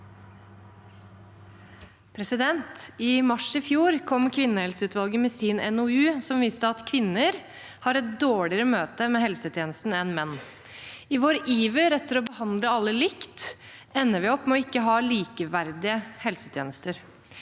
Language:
Norwegian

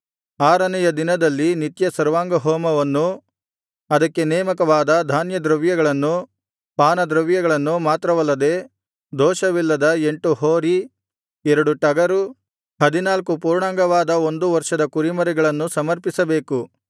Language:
Kannada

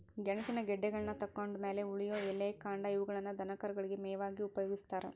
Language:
Kannada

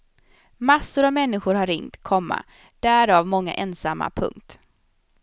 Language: Swedish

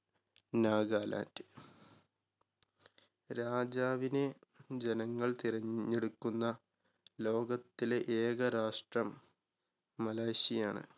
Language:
Malayalam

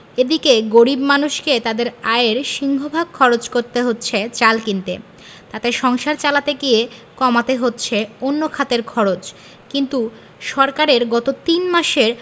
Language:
Bangla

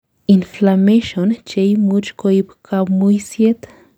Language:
Kalenjin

